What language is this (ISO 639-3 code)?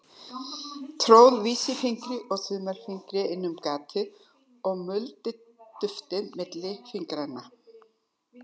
isl